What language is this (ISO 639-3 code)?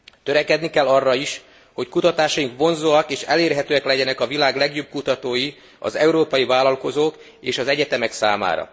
hun